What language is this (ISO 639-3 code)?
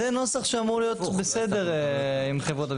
heb